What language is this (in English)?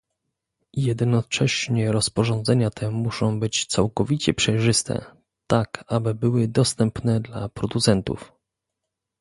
Polish